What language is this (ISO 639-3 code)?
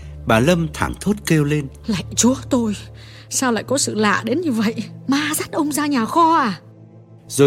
vie